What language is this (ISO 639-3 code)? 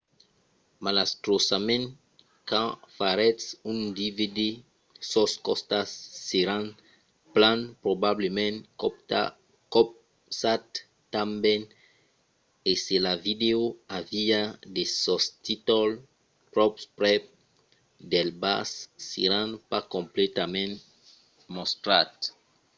oci